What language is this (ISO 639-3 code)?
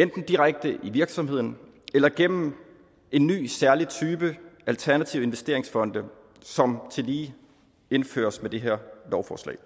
dan